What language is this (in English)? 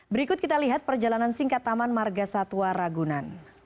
Indonesian